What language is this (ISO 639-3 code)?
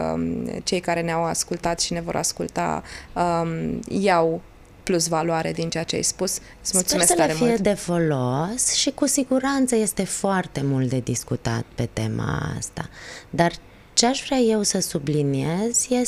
ron